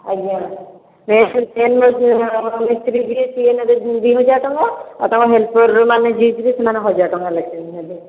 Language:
Odia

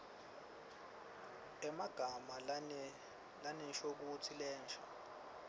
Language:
Swati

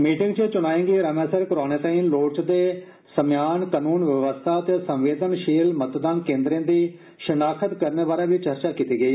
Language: Dogri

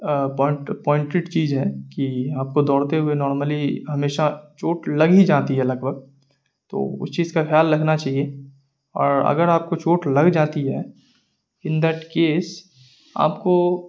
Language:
Urdu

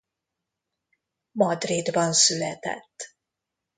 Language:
Hungarian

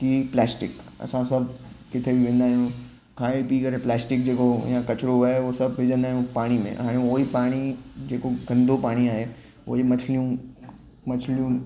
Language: Sindhi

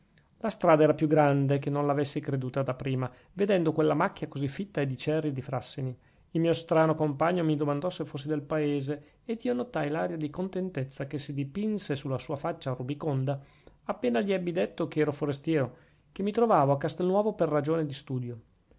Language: Italian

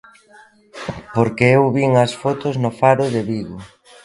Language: Galician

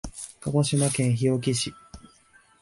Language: Japanese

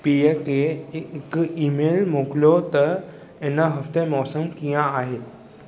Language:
Sindhi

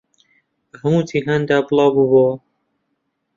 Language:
Central Kurdish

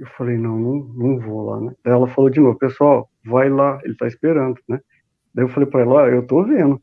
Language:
Portuguese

